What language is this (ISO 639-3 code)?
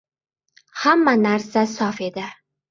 uzb